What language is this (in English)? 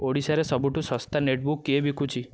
Odia